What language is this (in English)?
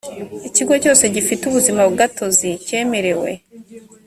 Kinyarwanda